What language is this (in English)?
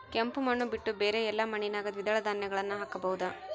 Kannada